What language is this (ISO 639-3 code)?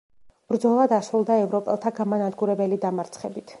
kat